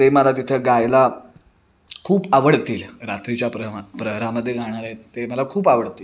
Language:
Marathi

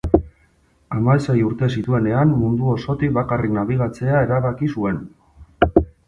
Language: Basque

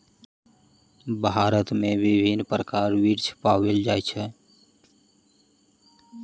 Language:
Maithili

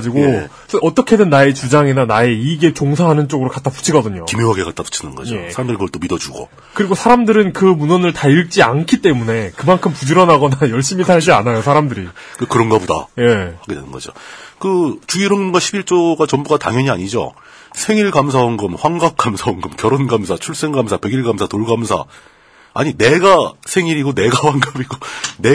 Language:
Korean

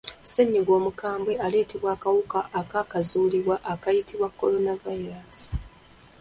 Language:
Ganda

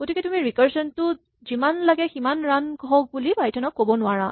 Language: Assamese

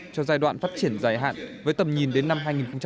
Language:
Vietnamese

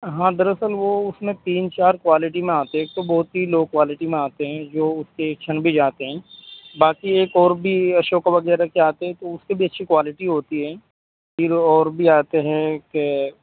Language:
Urdu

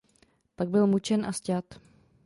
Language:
Czech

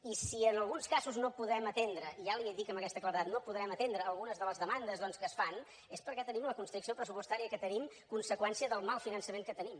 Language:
Catalan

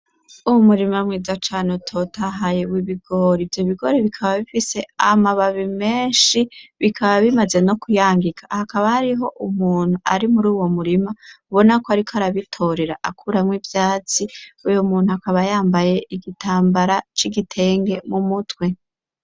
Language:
Rundi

